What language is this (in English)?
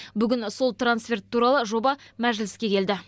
Kazakh